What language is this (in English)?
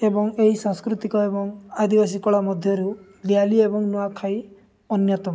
Odia